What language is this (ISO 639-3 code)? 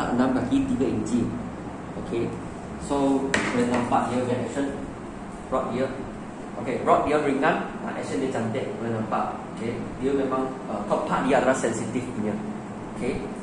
msa